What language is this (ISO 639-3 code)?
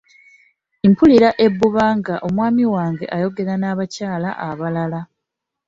lug